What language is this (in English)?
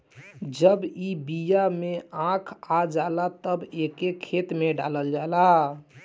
Bhojpuri